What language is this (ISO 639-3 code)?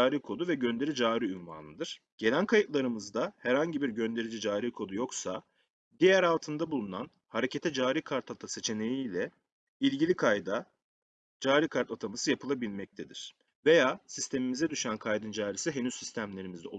tur